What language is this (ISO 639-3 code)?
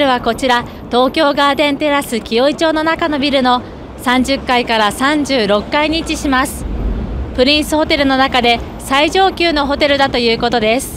jpn